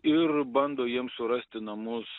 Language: Lithuanian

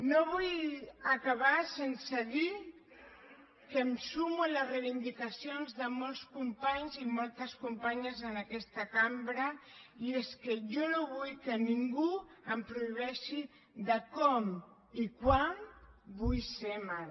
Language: Catalan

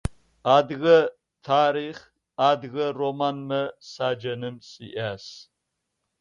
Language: Adyghe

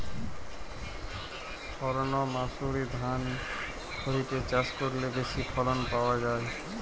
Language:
Bangla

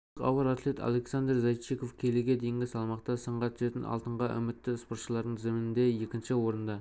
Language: Kazakh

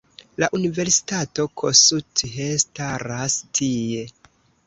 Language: Esperanto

